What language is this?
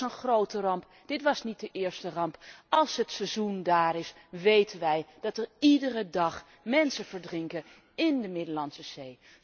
Dutch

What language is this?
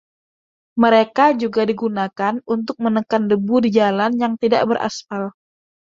Indonesian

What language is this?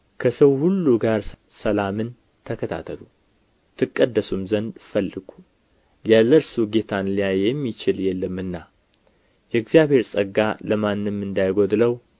Amharic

